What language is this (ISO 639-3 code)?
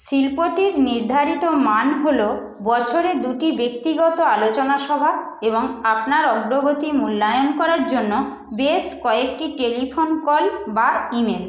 ben